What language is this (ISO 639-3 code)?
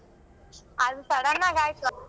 kan